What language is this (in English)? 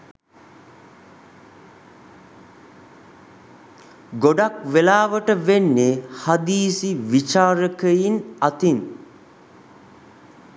Sinhala